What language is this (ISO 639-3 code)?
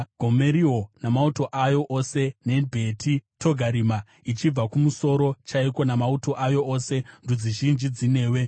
sna